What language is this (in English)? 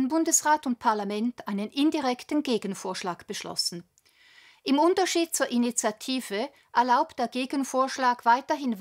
German